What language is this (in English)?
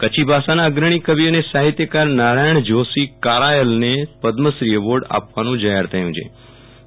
Gujarati